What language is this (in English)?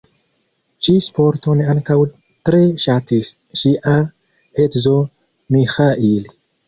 Esperanto